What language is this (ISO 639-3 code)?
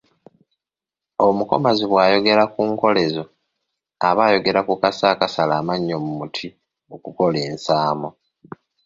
lug